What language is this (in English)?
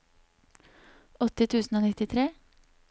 Norwegian